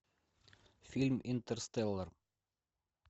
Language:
Russian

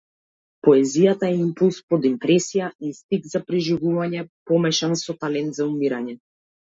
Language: Macedonian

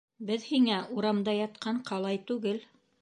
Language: Bashkir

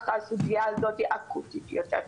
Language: Hebrew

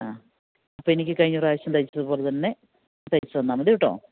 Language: Malayalam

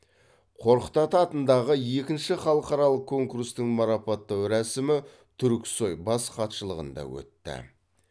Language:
Kazakh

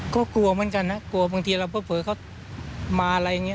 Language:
Thai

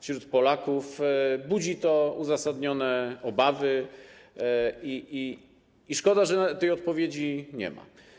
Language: Polish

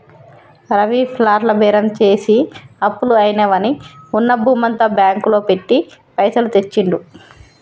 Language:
Telugu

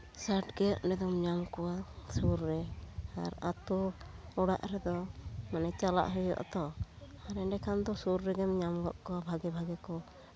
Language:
Santali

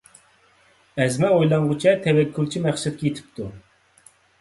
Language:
Uyghur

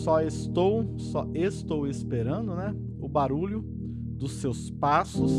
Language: Portuguese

